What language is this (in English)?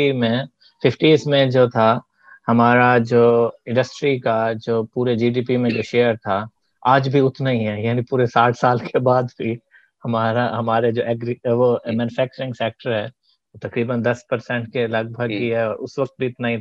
Urdu